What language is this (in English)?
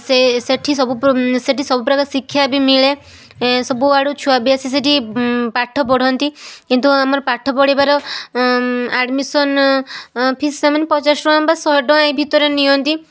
Odia